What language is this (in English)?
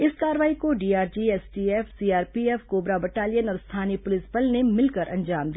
Hindi